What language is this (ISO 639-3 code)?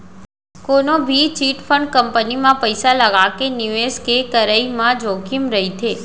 hne